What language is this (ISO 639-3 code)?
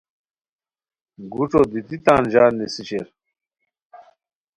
khw